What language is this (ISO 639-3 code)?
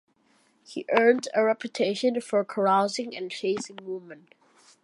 eng